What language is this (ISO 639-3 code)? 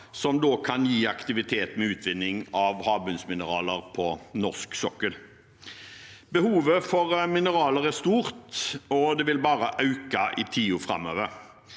nor